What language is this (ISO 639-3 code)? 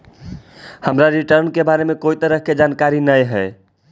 mag